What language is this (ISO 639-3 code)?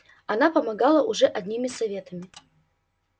rus